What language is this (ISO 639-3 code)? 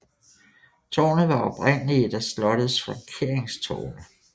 dan